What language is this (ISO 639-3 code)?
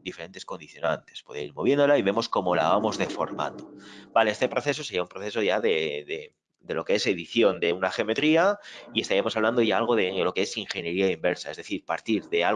spa